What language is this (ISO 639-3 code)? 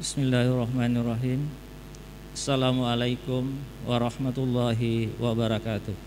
ind